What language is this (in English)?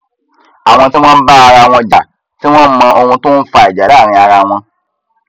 Yoruba